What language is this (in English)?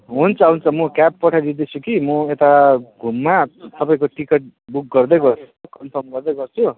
Nepali